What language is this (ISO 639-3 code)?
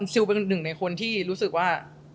tha